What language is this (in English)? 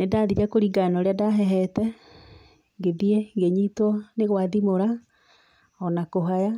Kikuyu